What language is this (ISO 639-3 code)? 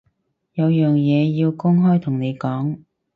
yue